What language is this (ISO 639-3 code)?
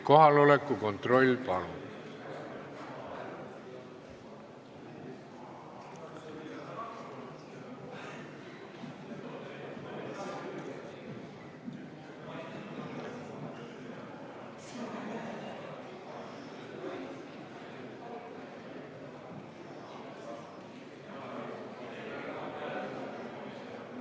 est